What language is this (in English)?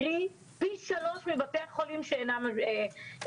Hebrew